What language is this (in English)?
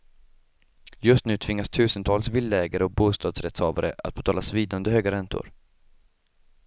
Swedish